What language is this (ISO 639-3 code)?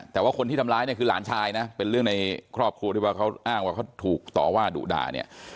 tha